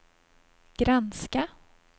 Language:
Swedish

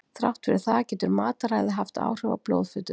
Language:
Icelandic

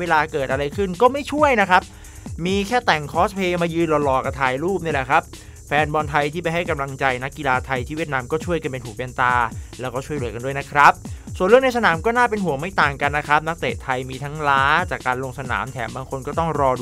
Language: Thai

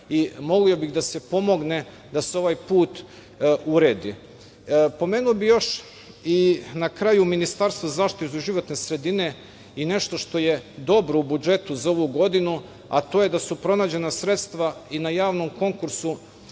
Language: Serbian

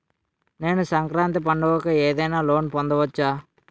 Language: Telugu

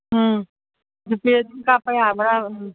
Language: Manipuri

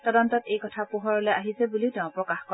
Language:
Assamese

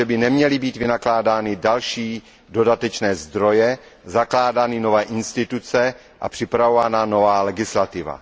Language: Czech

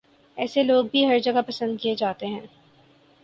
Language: Urdu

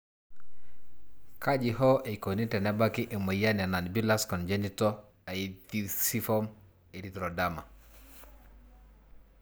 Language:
Masai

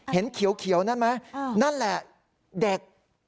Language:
Thai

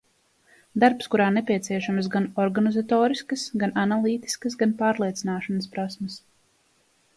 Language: Latvian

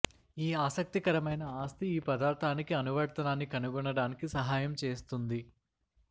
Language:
Telugu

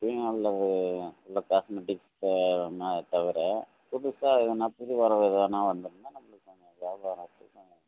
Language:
Tamil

